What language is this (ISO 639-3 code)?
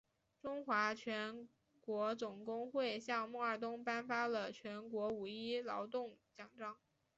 zho